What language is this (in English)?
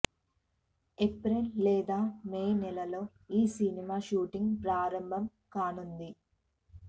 Telugu